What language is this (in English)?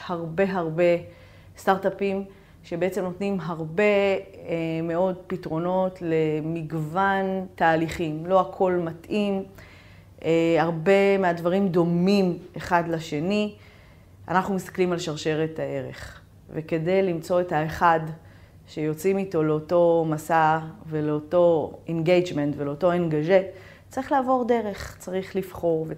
Hebrew